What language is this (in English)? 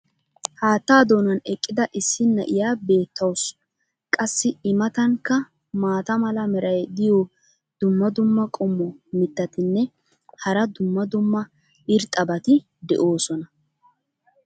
Wolaytta